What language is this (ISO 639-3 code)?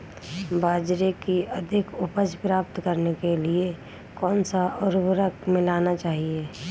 hin